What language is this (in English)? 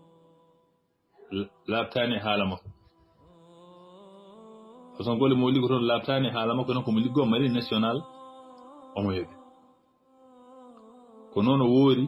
Arabic